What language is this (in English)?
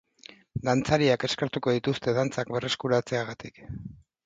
Basque